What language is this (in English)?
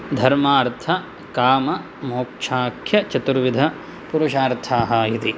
Sanskrit